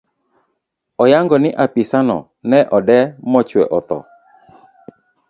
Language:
Luo (Kenya and Tanzania)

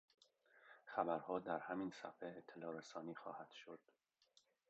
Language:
Persian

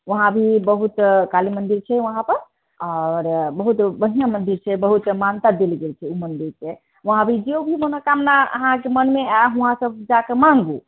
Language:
Maithili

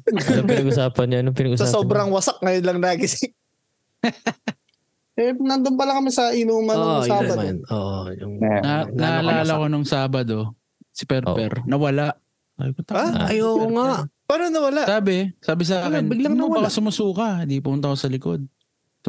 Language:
Filipino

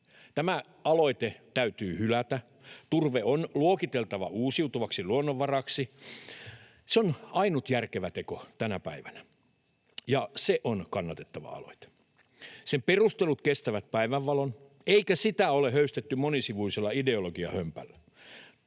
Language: Finnish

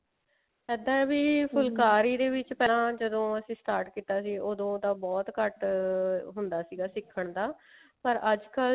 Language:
Punjabi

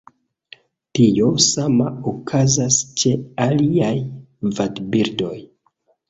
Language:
Esperanto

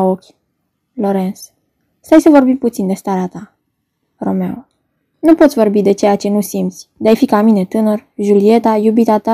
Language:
Romanian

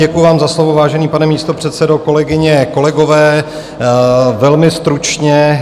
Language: Czech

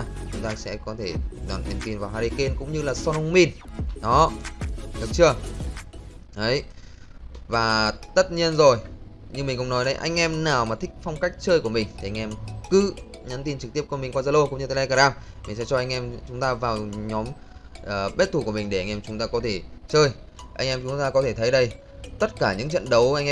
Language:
Vietnamese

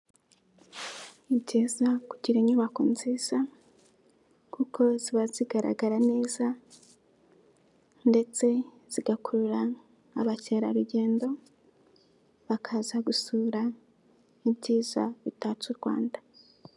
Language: Kinyarwanda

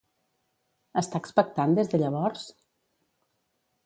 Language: Catalan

